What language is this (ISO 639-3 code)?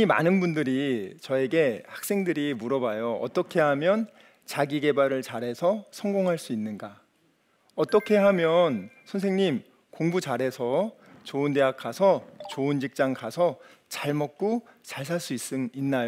kor